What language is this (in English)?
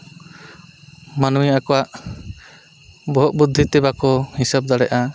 Santali